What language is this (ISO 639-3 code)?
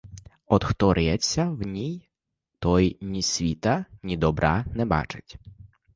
ukr